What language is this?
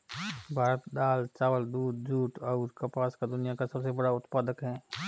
Hindi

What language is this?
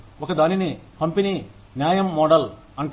Telugu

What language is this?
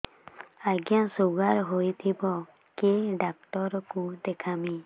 Odia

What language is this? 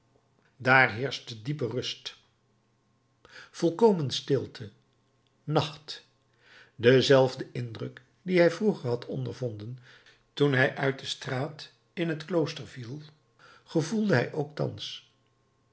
Dutch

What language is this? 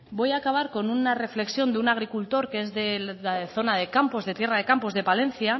Spanish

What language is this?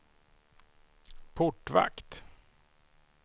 Swedish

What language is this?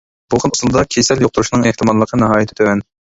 Uyghur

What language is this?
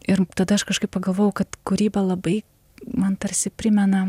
Lithuanian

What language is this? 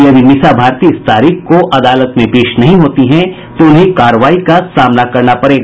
Hindi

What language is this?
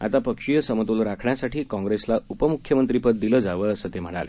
Marathi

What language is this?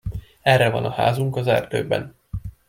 Hungarian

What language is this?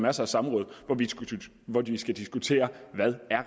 Danish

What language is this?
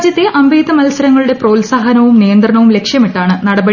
Malayalam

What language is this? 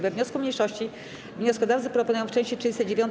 Polish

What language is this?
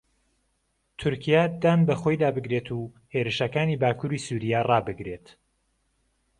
Central Kurdish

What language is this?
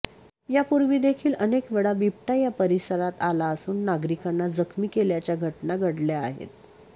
Marathi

